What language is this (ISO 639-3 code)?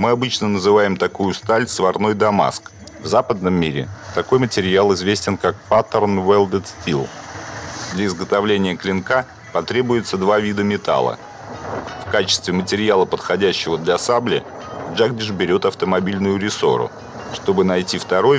rus